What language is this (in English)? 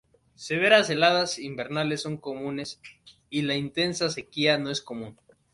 Spanish